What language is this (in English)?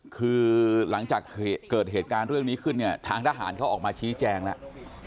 Thai